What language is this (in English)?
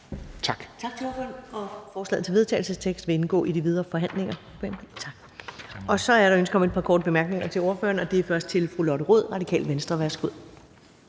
Danish